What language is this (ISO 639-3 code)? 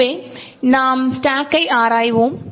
tam